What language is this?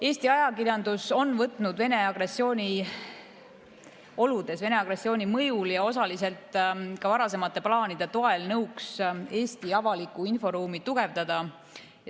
Estonian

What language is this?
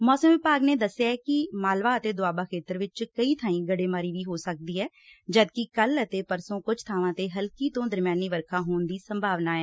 Punjabi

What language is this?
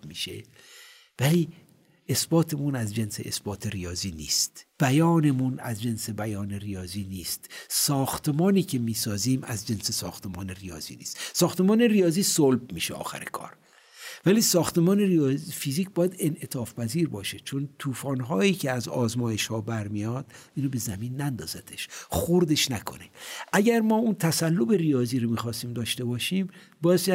Persian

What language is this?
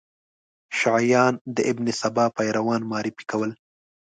Pashto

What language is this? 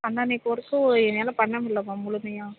Tamil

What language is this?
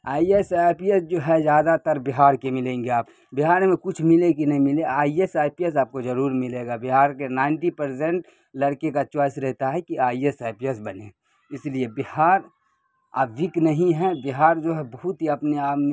Urdu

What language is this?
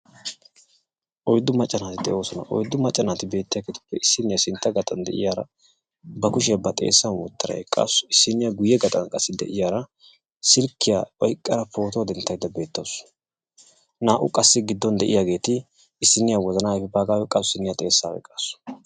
Wolaytta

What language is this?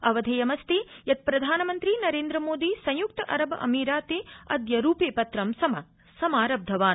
Sanskrit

